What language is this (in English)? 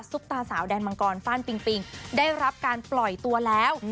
Thai